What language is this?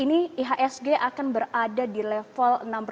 Indonesian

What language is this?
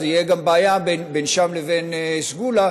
Hebrew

